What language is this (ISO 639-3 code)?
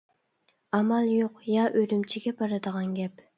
uig